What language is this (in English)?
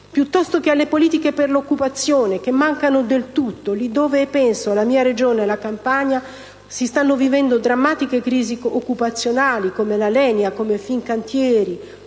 Italian